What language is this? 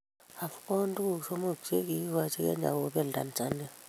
Kalenjin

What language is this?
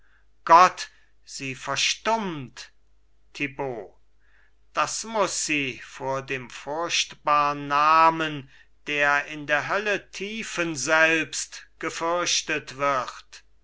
German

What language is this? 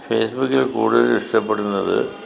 Malayalam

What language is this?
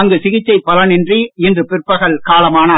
Tamil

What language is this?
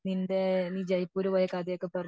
Malayalam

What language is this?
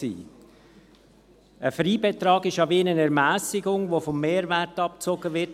Swiss German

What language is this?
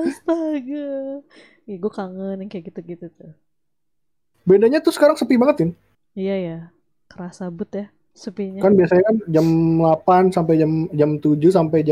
Indonesian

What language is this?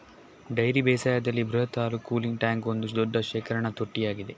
Kannada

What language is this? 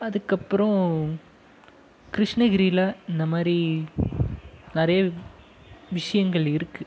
Tamil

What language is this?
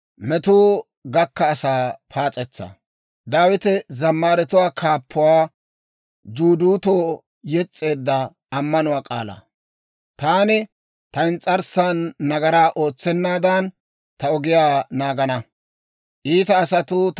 Dawro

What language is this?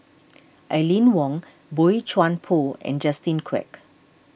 English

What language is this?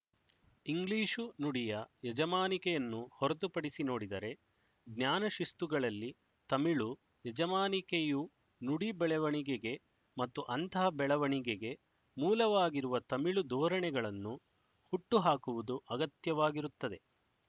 Kannada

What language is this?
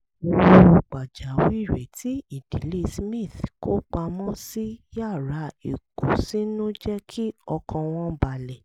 Yoruba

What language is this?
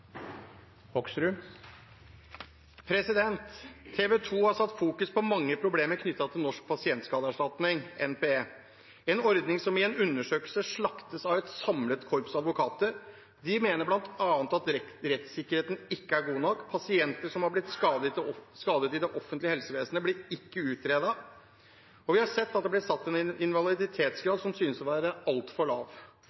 Norwegian Bokmål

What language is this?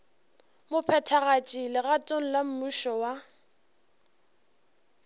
Northern Sotho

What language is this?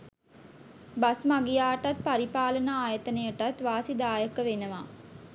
Sinhala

